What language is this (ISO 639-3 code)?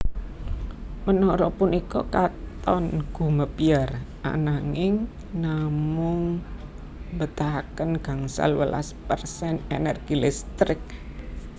jav